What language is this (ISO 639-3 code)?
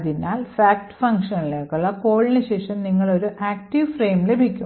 mal